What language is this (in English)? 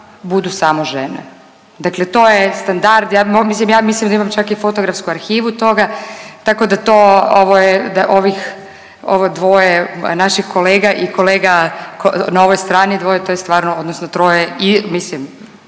Croatian